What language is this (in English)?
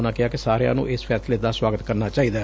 Punjabi